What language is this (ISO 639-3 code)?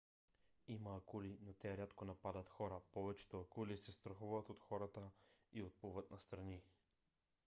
bul